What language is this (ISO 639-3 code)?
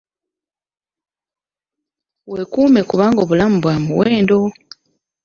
lug